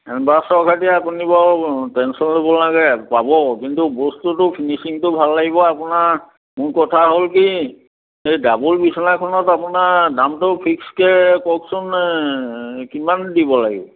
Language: Assamese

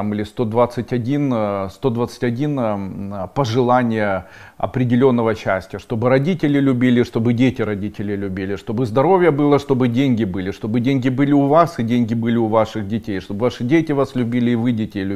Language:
Russian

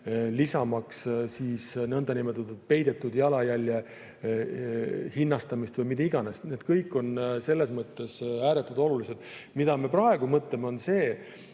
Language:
Estonian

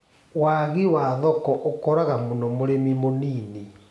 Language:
Kikuyu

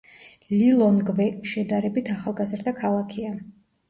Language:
Georgian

